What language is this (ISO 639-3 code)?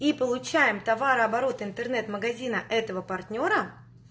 rus